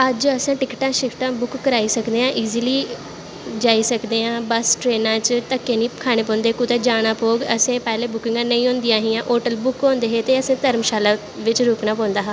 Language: Dogri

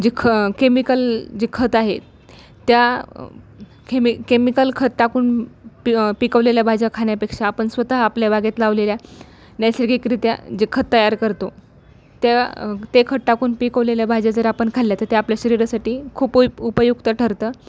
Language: Marathi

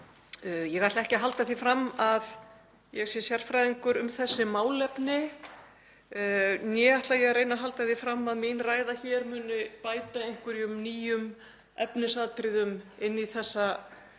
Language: Icelandic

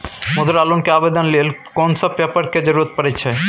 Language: Maithili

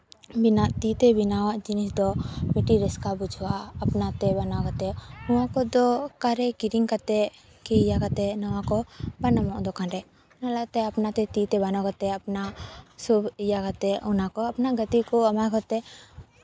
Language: Santali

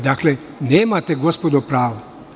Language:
Serbian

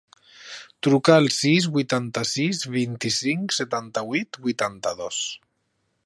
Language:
Catalan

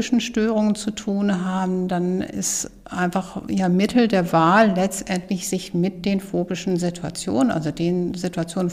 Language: German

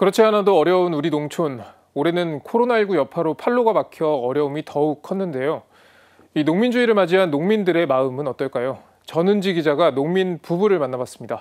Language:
Korean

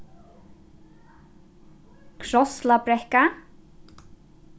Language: Faroese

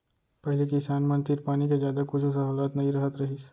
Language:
Chhattisgarhi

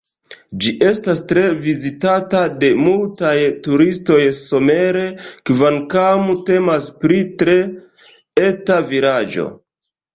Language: Esperanto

